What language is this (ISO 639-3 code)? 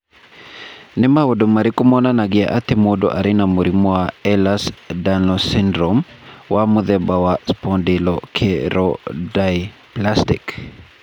kik